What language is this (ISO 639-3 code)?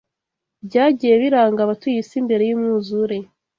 kin